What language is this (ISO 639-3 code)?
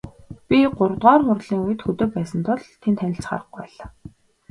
mon